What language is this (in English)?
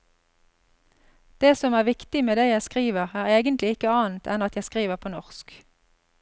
Norwegian